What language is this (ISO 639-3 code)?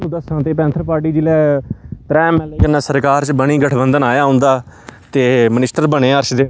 doi